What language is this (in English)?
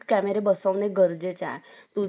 Marathi